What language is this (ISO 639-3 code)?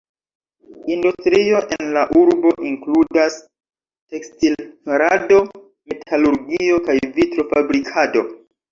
epo